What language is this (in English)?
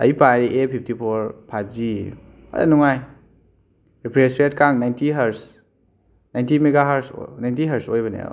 Manipuri